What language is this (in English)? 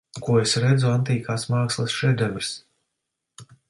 Latvian